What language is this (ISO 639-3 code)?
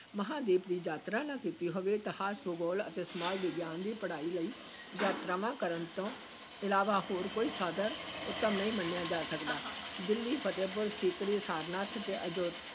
pan